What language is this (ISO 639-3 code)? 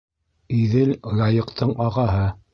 bak